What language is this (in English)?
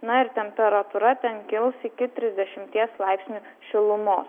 Lithuanian